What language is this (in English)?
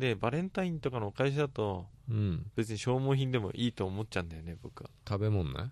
Japanese